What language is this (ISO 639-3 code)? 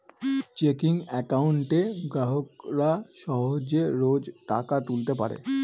ben